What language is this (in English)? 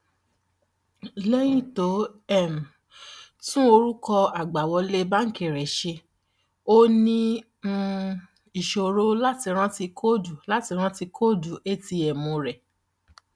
Yoruba